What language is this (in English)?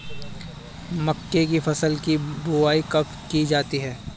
Hindi